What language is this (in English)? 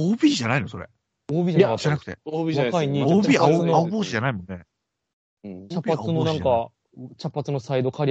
Japanese